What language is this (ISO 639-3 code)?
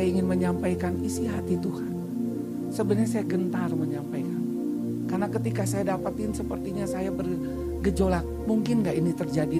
ind